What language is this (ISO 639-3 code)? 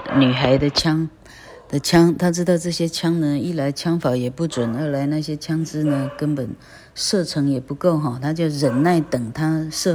zho